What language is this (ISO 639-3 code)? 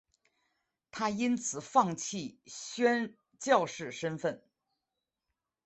zho